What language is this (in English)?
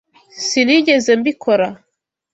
Kinyarwanda